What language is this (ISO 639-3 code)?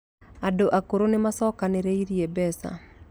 kik